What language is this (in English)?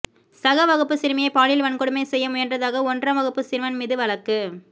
Tamil